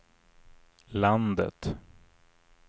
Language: Swedish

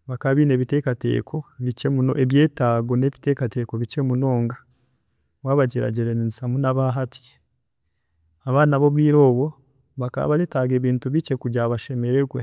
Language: Chiga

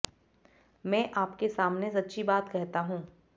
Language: Hindi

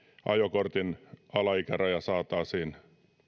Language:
Finnish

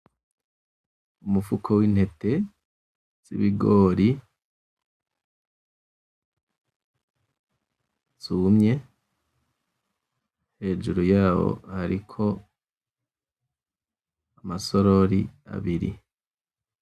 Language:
Rundi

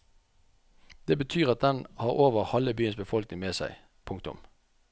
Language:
Norwegian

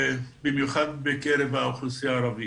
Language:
Hebrew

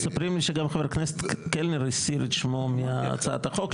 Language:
Hebrew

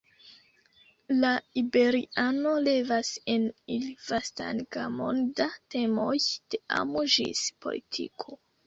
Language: Esperanto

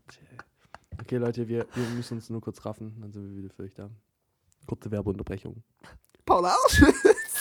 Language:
German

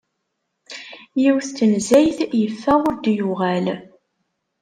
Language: Kabyle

